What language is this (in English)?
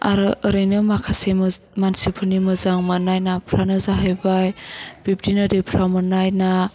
Bodo